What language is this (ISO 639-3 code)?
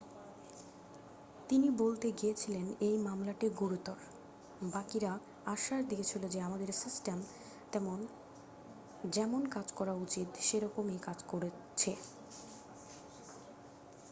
ben